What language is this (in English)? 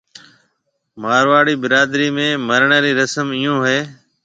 Marwari (Pakistan)